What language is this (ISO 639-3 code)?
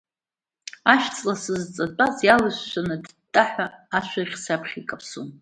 abk